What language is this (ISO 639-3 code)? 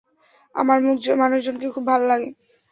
ben